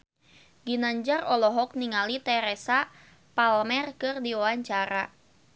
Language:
Sundanese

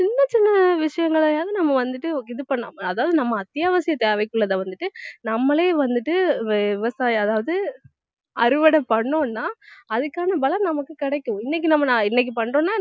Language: Tamil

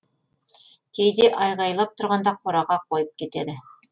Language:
Kazakh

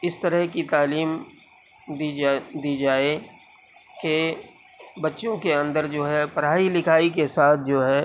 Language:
Urdu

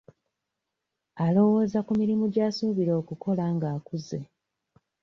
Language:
Ganda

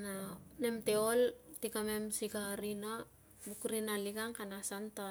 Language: Tungag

